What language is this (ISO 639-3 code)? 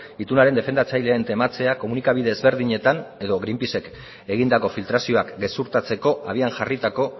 eus